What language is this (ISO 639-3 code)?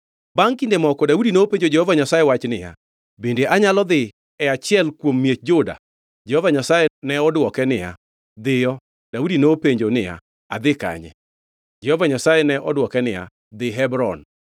luo